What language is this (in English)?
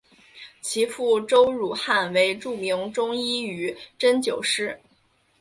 Chinese